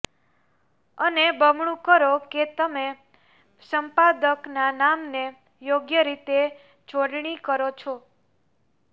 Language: Gujarati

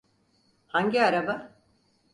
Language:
Turkish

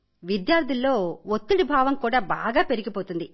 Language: Telugu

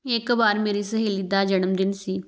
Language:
Punjabi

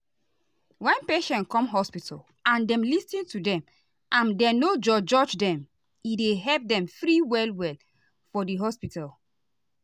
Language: Nigerian Pidgin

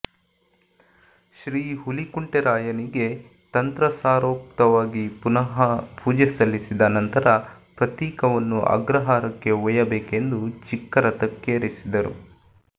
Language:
Kannada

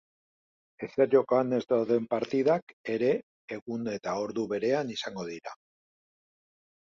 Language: Basque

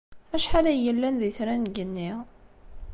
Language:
Kabyle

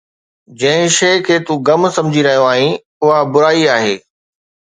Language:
Sindhi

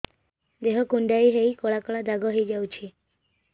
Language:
Odia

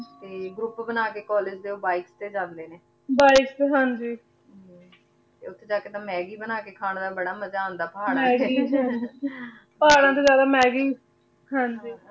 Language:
Punjabi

